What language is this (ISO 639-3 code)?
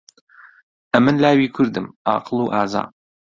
ckb